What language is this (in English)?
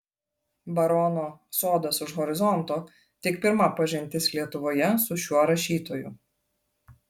Lithuanian